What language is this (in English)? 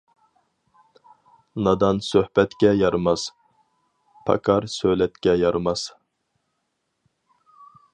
Uyghur